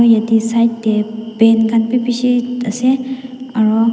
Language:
Naga Pidgin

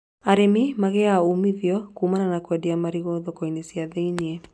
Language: Kikuyu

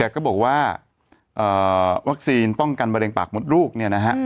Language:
Thai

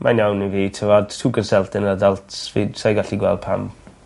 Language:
Welsh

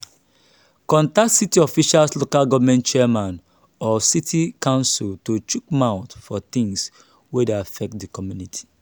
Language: Nigerian Pidgin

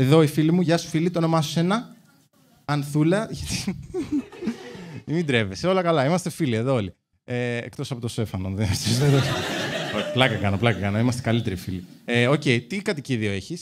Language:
Greek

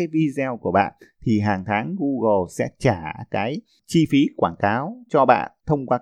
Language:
Vietnamese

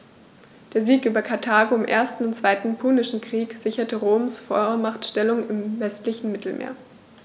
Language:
German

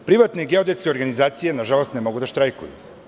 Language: Serbian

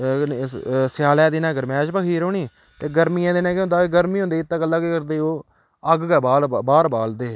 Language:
Dogri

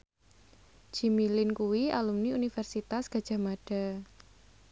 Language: Javanese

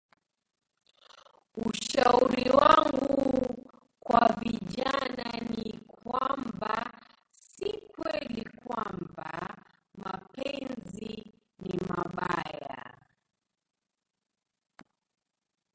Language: Swahili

